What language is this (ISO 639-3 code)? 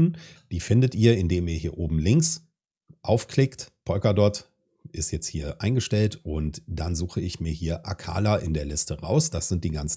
deu